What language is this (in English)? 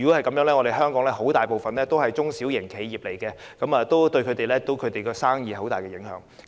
Cantonese